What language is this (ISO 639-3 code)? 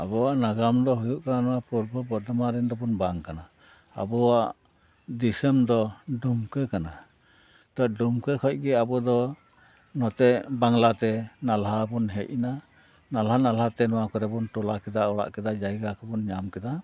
sat